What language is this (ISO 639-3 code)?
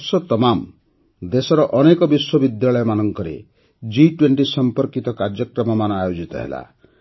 ori